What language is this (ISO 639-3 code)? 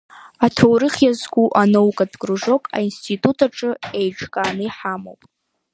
abk